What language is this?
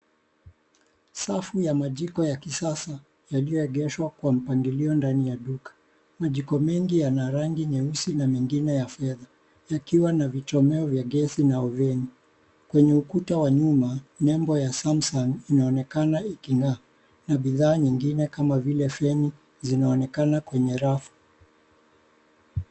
Swahili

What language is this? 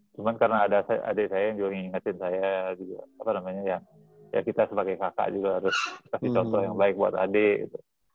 Indonesian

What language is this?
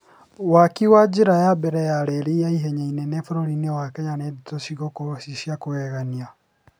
Kikuyu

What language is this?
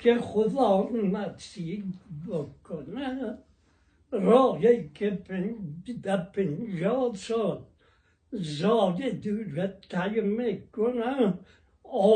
Persian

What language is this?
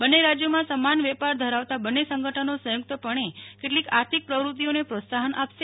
Gujarati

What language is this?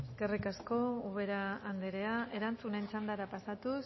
Basque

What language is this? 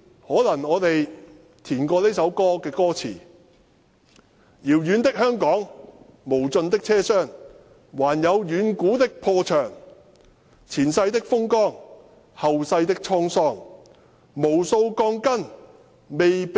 Cantonese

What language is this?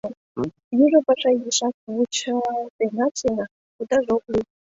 Mari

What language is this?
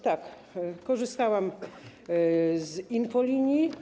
Polish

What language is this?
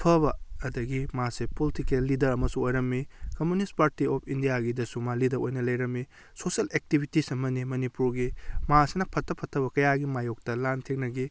Manipuri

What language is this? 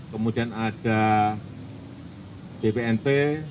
Indonesian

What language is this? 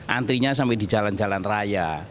Indonesian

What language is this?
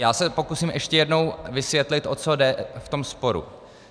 Czech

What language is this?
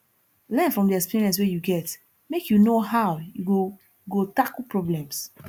Nigerian Pidgin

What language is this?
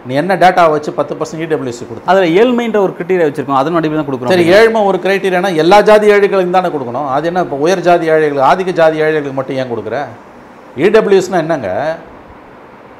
Tamil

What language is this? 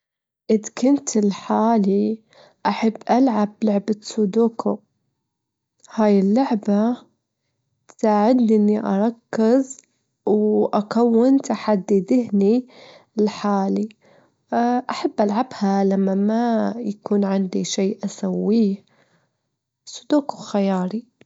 Gulf Arabic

